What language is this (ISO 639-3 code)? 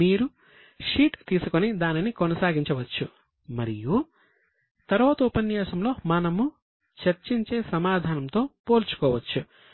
tel